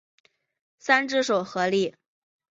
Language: Chinese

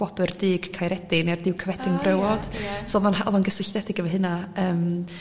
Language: Welsh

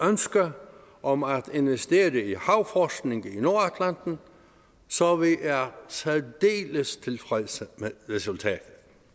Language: Danish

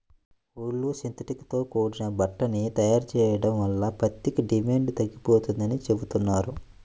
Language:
Telugu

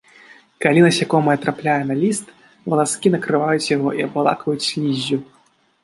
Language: Belarusian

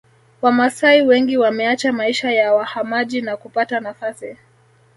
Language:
Swahili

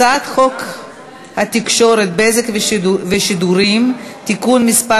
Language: Hebrew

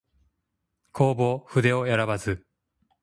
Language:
Japanese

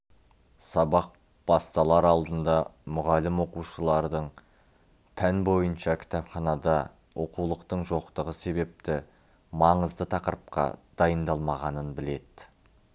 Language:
Kazakh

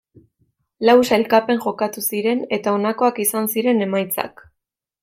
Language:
Basque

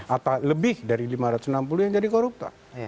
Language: Indonesian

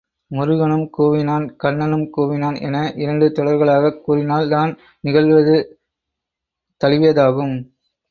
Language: Tamil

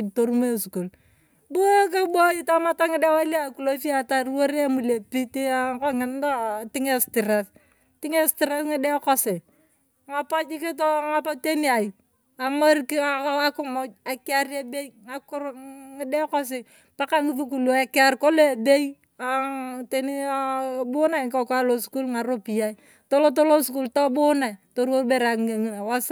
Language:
Turkana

